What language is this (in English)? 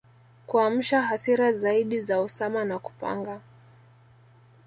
Swahili